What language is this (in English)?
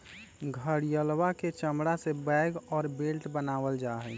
Magahi